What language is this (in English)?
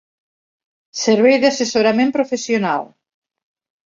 Catalan